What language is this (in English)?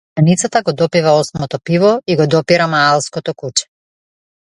Macedonian